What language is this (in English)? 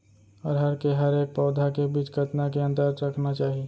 Chhattisgarhi